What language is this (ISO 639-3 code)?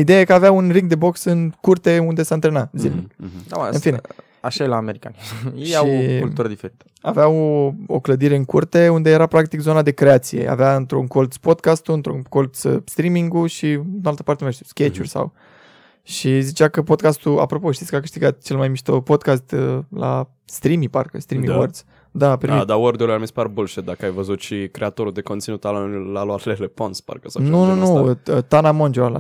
ron